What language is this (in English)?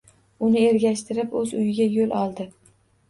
Uzbek